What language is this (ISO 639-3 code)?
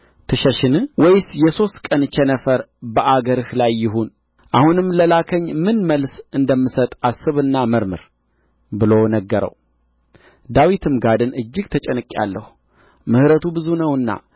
amh